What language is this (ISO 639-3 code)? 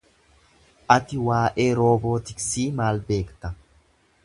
orm